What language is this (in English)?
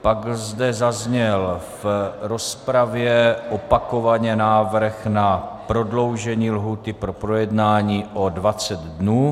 Czech